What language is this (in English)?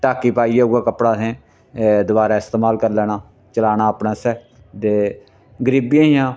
Dogri